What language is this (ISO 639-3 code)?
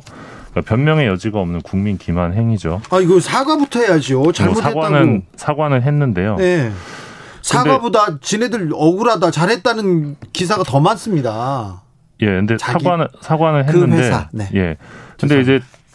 kor